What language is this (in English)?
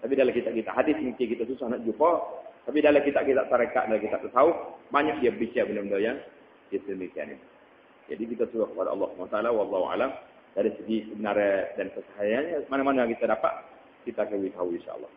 Malay